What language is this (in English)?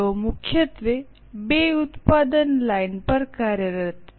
Gujarati